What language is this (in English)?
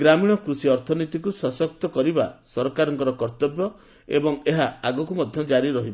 Odia